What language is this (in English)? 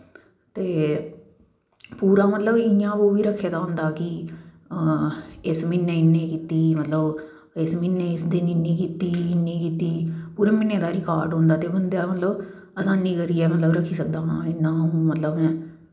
Dogri